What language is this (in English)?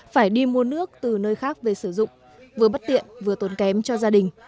Vietnamese